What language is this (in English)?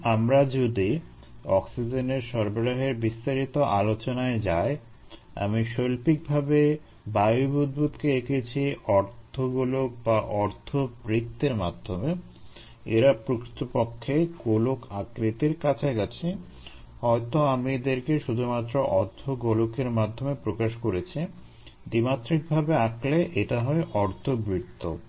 Bangla